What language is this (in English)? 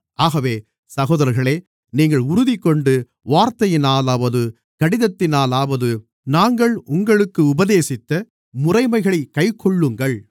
Tamil